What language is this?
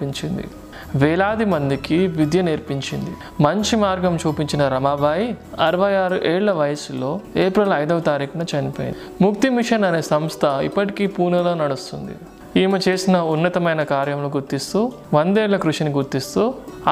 Telugu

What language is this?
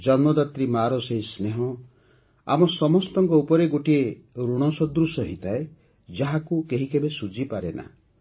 Odia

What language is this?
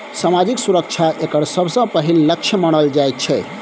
Maithili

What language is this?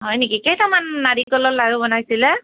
Assamese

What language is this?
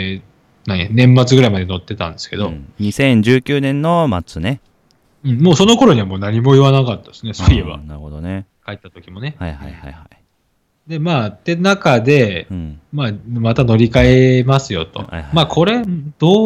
Japanese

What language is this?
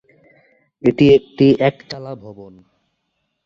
Bangla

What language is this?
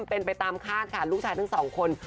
Thai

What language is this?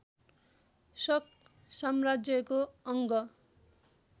Nepali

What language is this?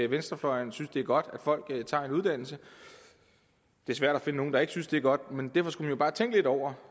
Danish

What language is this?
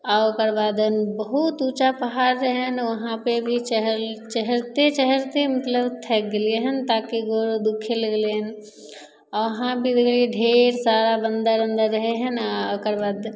Maithili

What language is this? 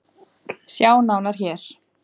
Icelandic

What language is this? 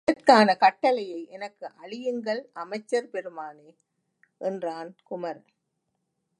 Tamil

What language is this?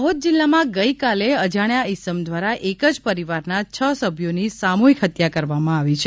Gujarati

